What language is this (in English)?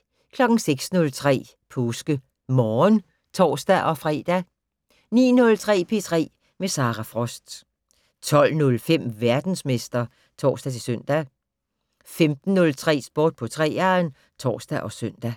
Danish